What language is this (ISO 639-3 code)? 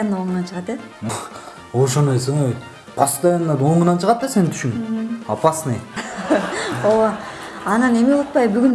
jpn